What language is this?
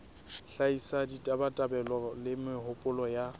Southern Sotho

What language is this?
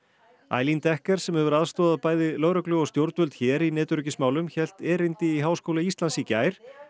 Icelandic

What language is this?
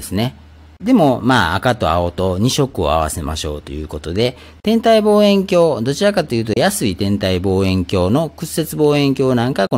Japanese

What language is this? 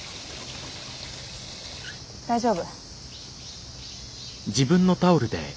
Japanese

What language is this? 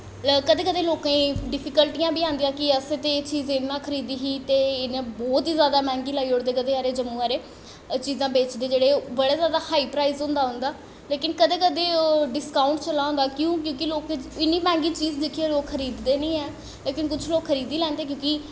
Dogri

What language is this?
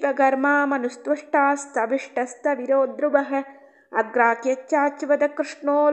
Tamil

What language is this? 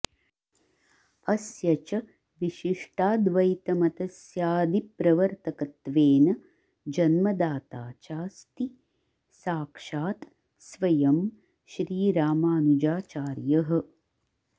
Sanskrit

